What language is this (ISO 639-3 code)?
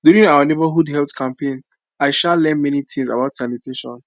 pcm